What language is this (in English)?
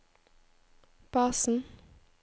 Norwegian